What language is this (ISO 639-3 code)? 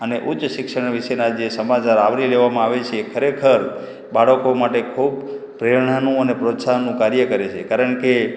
guj